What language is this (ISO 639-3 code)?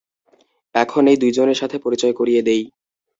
ben